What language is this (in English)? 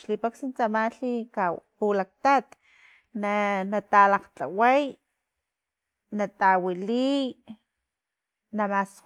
Filomena Mata-Coahuitlán Totonac